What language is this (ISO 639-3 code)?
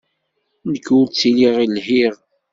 kab